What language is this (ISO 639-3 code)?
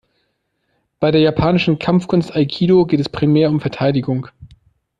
deu